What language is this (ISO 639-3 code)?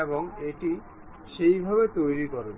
ben